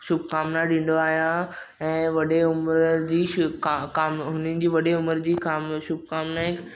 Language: Sindhi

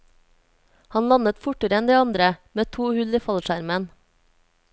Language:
Norwegian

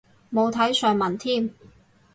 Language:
Cantonese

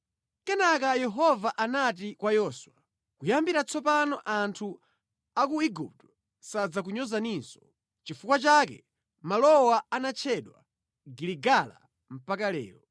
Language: Nyanja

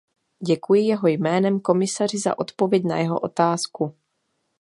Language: Czech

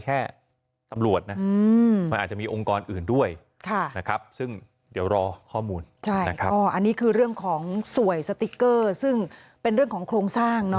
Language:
Thai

